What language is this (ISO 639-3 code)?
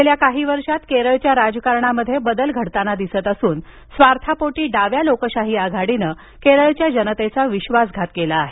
mar